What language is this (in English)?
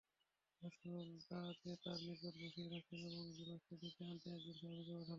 Bangla